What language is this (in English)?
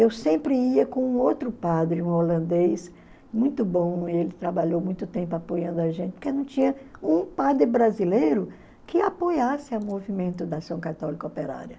Portuguese